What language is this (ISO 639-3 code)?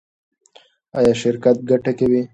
pus